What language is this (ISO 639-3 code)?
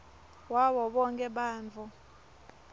ssw